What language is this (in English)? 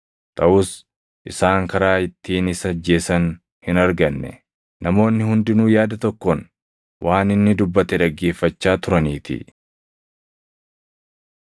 Oromo